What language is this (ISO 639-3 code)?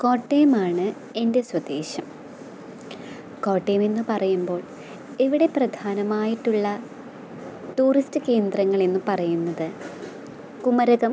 mal